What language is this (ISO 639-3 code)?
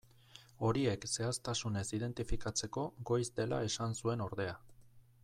eus